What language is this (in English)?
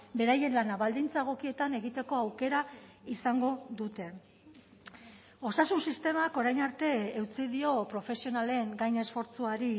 Basque